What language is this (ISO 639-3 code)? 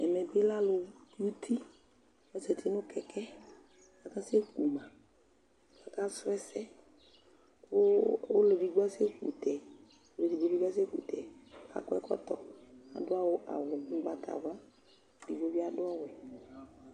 kpo